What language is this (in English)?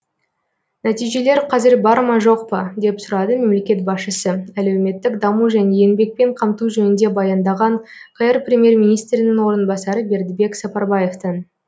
Kazakh